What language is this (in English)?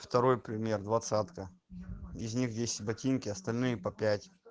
Russian